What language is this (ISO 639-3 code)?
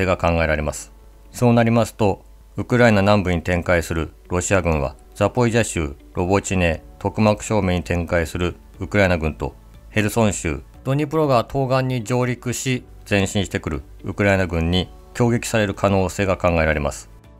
jpn